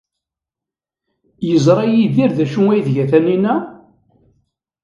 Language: Kabyle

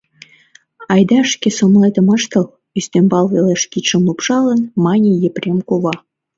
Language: Mari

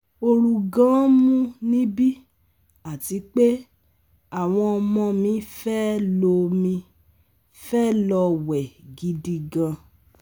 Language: Yoruba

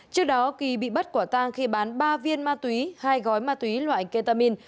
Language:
Vietnamese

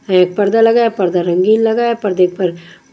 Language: Hindi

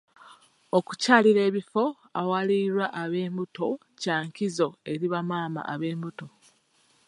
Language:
Ganda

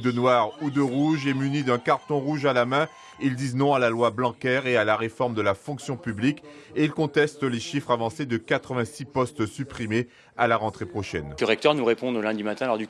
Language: French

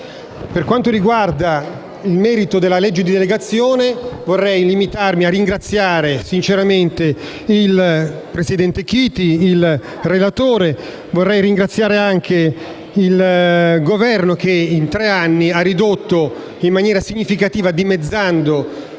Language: Italian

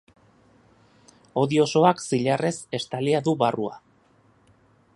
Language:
Basque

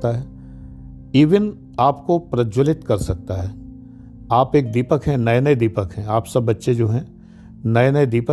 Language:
Hindi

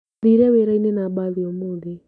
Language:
Kikuyu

